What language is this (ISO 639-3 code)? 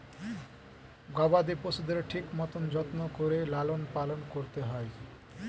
ben